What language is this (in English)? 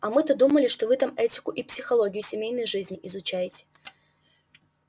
Russian